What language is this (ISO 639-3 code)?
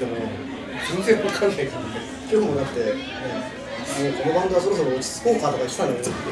jpn